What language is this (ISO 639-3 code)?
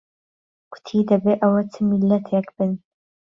ckb